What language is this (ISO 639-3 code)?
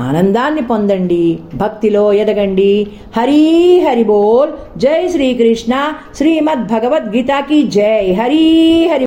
tel